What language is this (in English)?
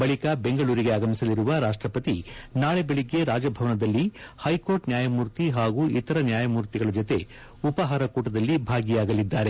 Kannada